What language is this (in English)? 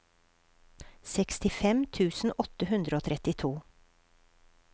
Norwegian